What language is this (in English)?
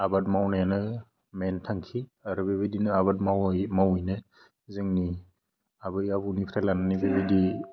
Bodo